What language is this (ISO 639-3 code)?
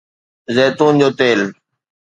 snd